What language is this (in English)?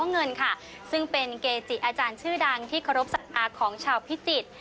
Thai